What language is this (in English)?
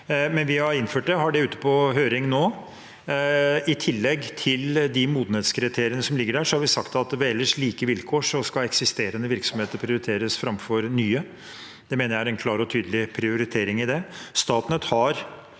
Norwegian